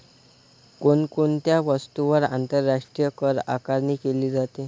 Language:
Marathi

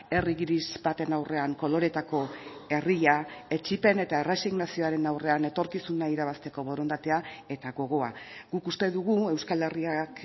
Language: Basque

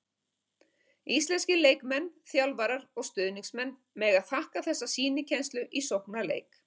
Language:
Icelandic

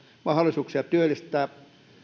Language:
Finnish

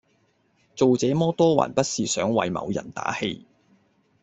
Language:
Cantonese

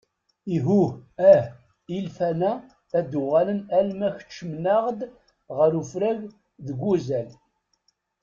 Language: Kabyle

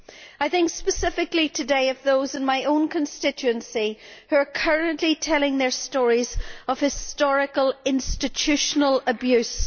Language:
English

